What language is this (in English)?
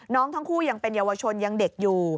Thai